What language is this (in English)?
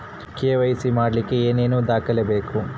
Kannada